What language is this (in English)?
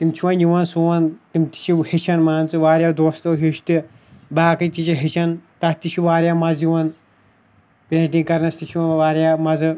Kashmiri